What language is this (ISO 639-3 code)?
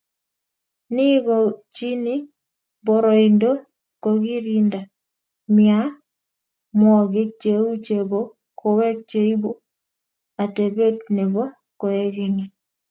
kln